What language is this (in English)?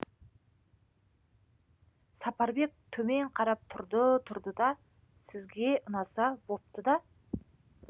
Kazakh